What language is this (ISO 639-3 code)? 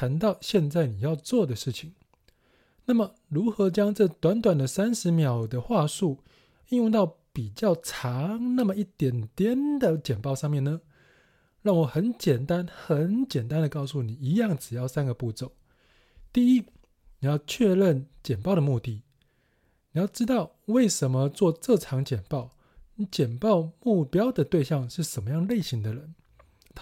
zho